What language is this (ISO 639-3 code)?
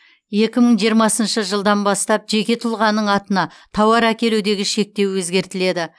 kaz